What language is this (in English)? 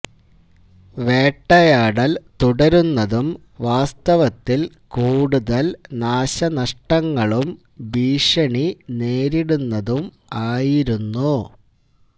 Malayalam